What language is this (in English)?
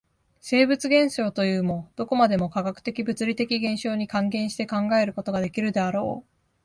Japanese